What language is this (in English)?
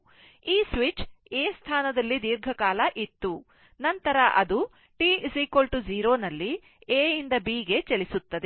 Kannada